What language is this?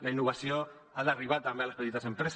Catalan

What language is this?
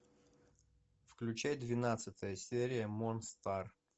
Russian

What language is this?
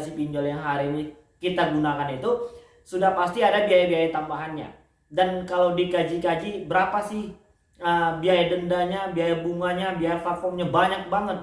Indonesian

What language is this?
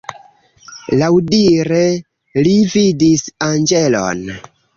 Esperanto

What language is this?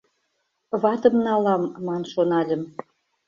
Mari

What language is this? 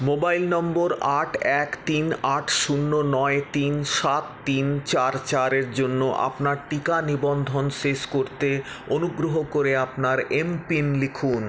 Bangla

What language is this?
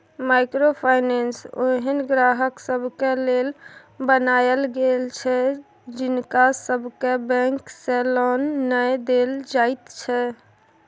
Maithili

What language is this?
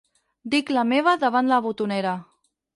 Catalan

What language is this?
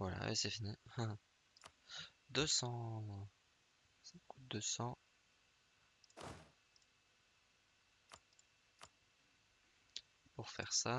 French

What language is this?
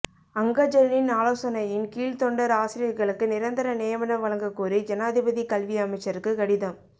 Tamil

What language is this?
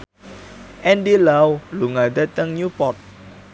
Javanese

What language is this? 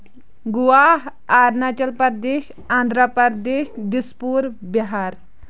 Kashmiri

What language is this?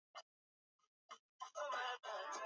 Swahili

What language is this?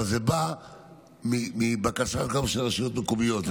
Hebrew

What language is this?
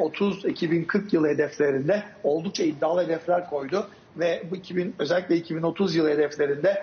Turkish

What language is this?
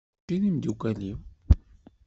Kabyle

